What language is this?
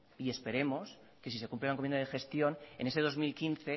Spanish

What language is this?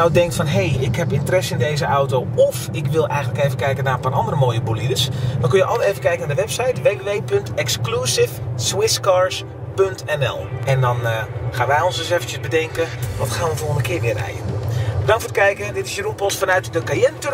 Dutch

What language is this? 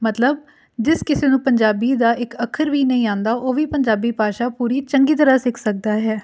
Punjabi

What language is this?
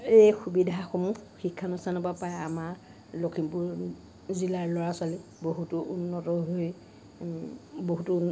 Assamese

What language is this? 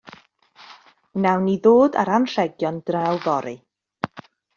Welsh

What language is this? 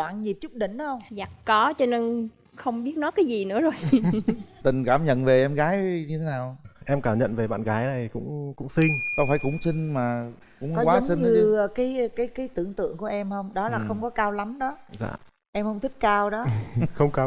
Vietnamese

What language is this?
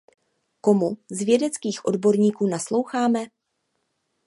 Czech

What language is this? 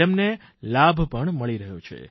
Gujarati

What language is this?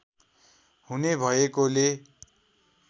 Nepali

